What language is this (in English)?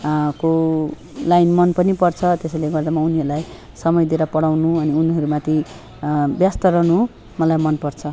Nepali